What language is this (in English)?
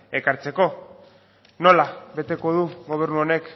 Basque